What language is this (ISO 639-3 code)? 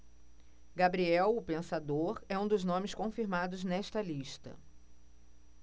por